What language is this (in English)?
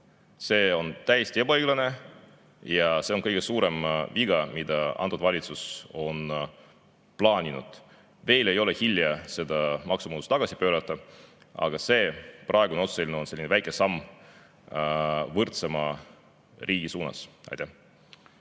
Estonian